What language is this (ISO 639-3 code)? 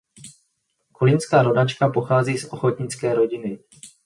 ces